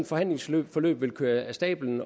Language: Danish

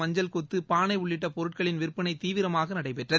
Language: Tamil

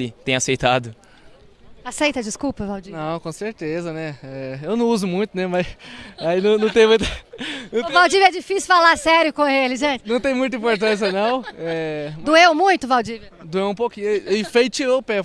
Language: Portuguese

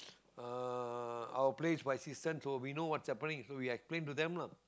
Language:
English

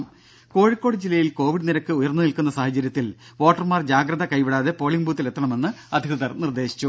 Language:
Malayalam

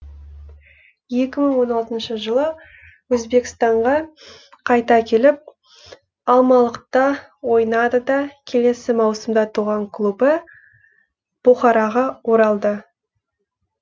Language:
Kazakh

